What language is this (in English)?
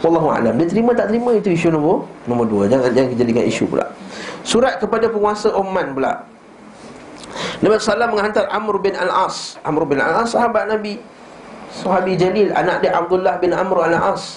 Malay